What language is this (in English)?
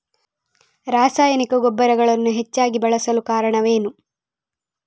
Kannada